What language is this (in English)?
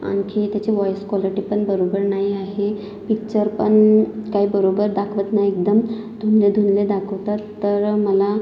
Marathi